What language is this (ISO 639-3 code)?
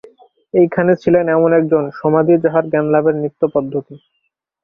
ben